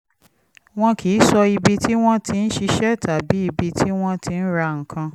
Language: Yoruba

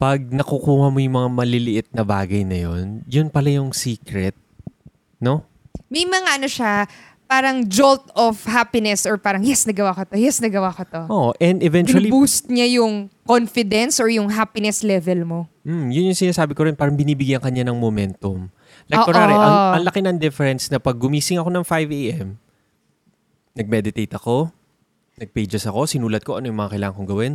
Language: Filipino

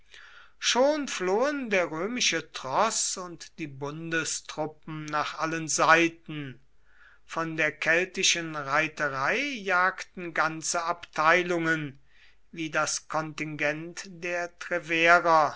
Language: German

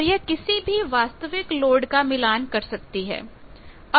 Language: Hindi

